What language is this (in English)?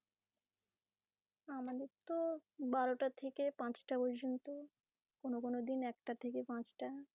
Bangla